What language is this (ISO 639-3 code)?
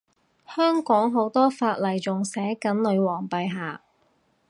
yue